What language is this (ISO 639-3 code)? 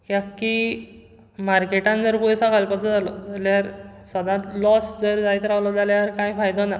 kok